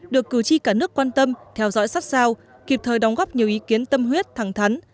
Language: Vietnamese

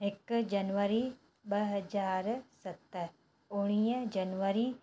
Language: Sindhi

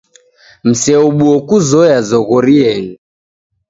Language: Taita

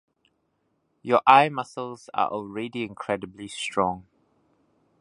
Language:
English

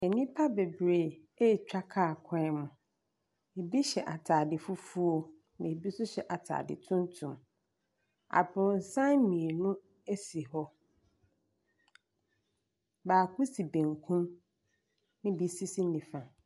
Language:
Akan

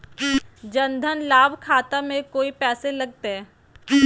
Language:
Magahi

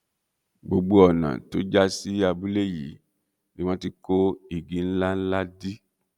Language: Yoruba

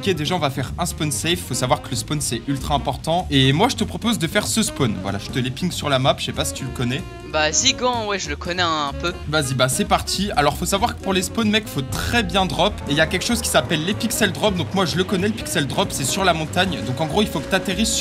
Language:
French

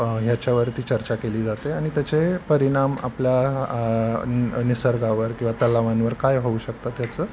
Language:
Marathi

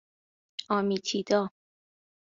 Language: Persian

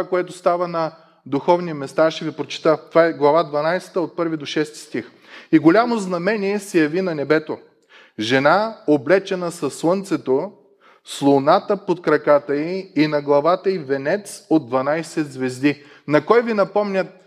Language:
Bulgarian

